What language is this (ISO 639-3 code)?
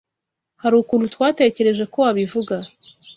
kin